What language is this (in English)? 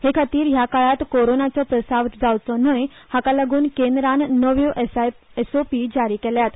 Konkani